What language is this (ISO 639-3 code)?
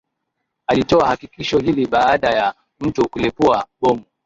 swa